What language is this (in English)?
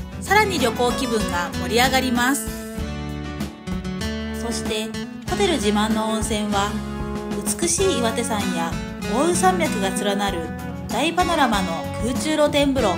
Japanese